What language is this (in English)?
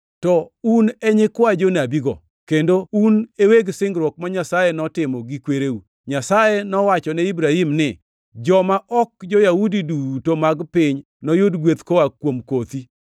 Luo (Kenya and Tanzania)